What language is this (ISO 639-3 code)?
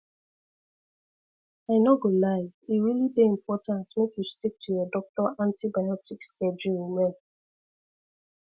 pcm